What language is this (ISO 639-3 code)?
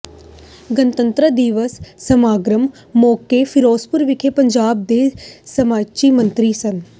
pan